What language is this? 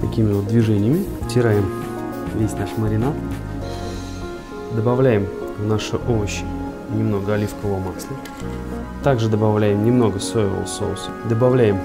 Russian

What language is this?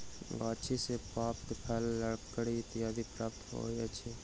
Maithili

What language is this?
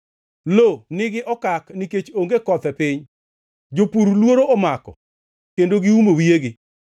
Luo (Kenya and Tanzania)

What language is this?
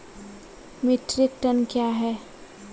Maithili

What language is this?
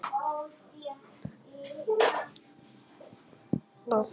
Icelandic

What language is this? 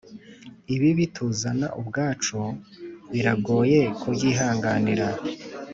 Kinyarwanda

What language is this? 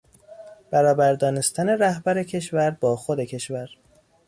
Persian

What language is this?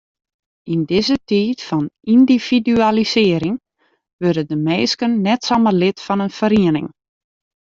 Western Frisian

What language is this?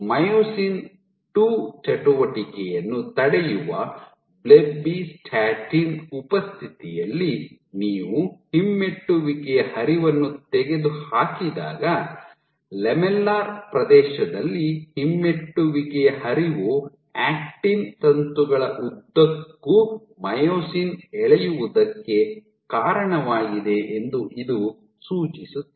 Kannada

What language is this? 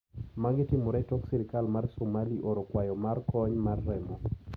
Luo (Kenya and Tanzania)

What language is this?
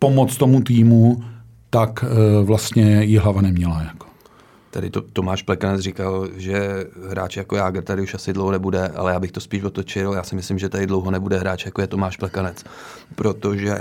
Czech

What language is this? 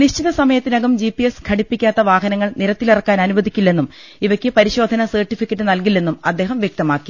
Malayalam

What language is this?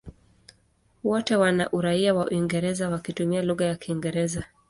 Swahili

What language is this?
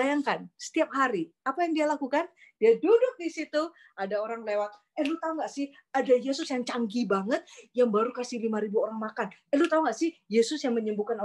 Indonesian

